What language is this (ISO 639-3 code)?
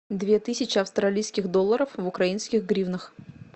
rus